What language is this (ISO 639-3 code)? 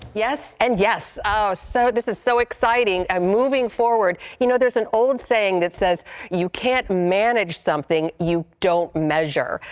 eng